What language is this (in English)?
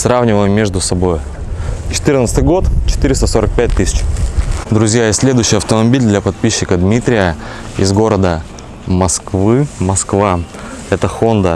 Russian